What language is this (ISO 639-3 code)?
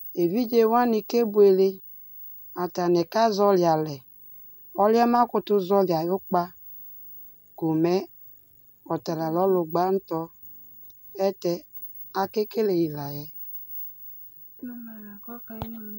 kpo